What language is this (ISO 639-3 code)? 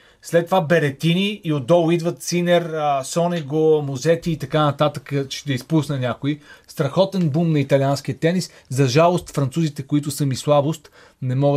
bul